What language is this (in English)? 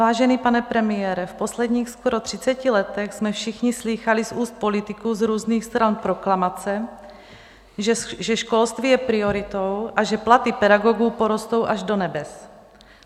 Czech